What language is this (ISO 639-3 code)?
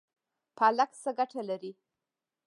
pus